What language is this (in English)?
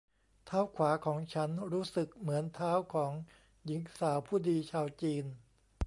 Thai